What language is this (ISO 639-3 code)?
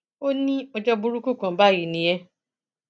yor